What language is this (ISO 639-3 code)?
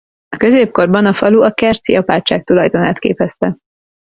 hun